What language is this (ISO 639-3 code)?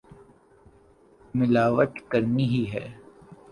urd